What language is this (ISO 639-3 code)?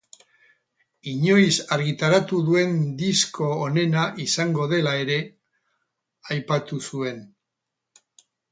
eus